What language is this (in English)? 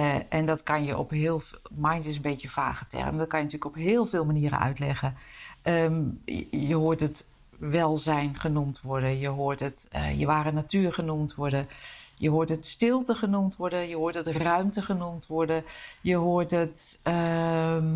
Dutch